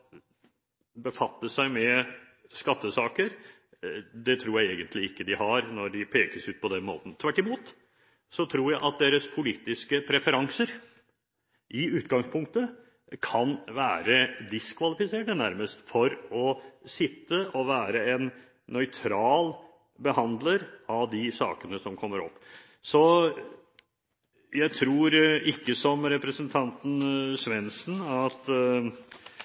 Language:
Norwegian Bokmål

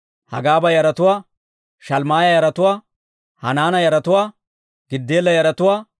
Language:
Dawro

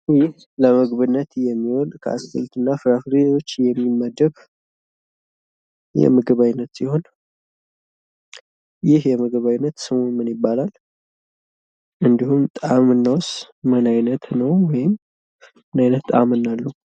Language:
Amharic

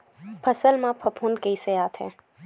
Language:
Chhattisgarhi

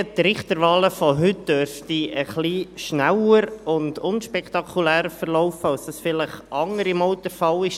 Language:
Swiss German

